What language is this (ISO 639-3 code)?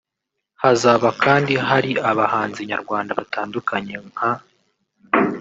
kin